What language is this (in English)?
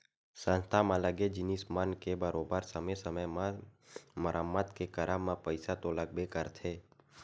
Chhattisgarhi